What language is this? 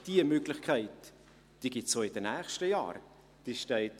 Swiss German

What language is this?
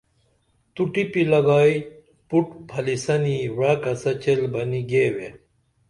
Dameli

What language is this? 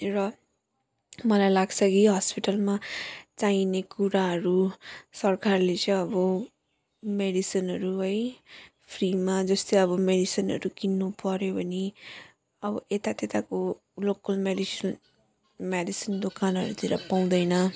Nepali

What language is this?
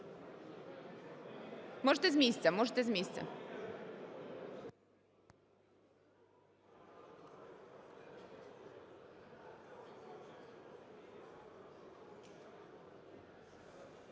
Ukrainian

